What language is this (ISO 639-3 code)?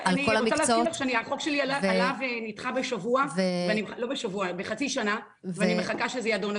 heb